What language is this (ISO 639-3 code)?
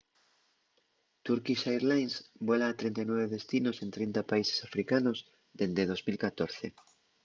ast